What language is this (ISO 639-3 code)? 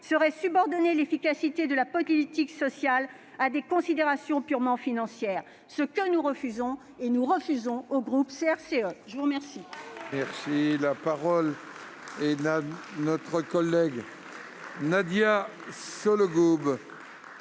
fra